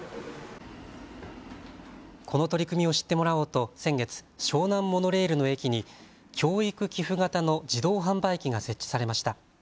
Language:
Japanese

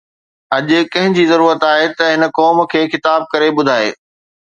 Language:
Sindhi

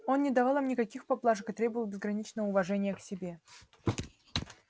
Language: Russian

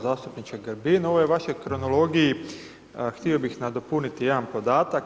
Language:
Croatian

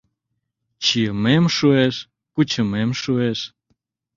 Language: Mari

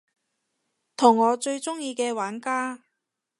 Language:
Cantonese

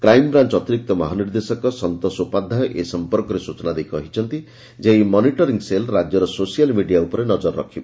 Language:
Odia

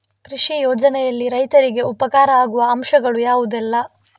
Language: Kannada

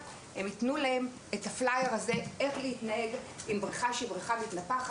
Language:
Hebrew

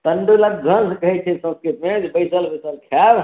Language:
Maithili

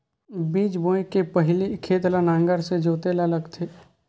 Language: Chhattisgarhi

